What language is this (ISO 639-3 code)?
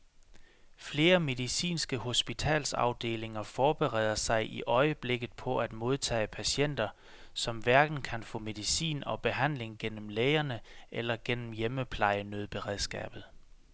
dan